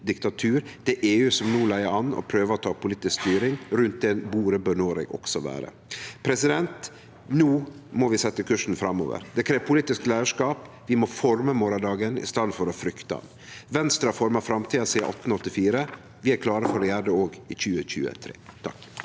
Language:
Norwegian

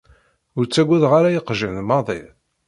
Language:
Kabyle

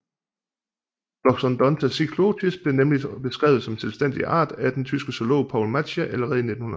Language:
Danish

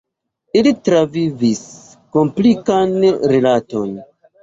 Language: Esperanto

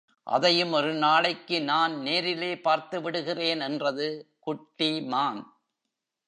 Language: Tamil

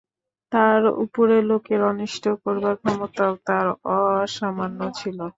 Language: Bangla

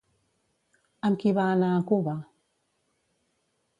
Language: Catalan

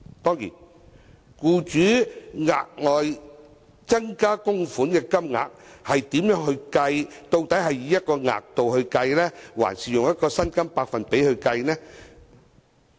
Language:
Cantonese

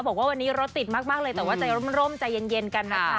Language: Thai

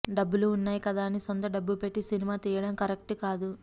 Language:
Telugu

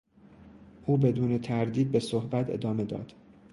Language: Persian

